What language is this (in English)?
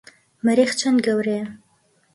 Central Kurdish